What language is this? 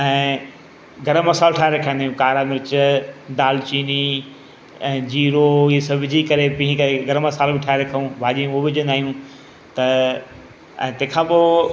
Sindhi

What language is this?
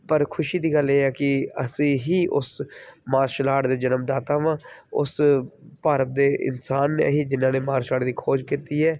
Punjabi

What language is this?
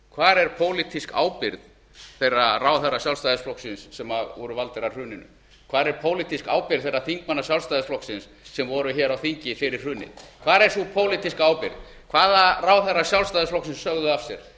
Icelandic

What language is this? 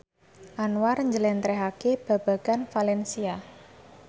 Javanese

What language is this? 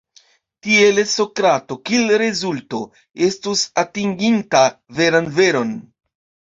Esperanto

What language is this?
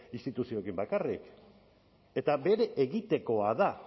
Basque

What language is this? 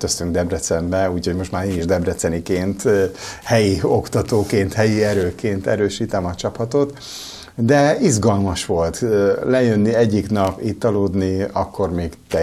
Hungarian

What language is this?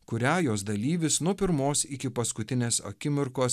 Lithuanian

